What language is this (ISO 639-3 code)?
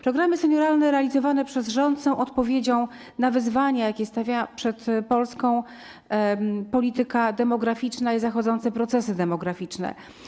pol